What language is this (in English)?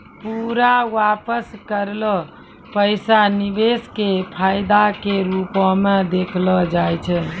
Maithili